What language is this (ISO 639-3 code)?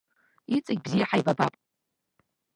abk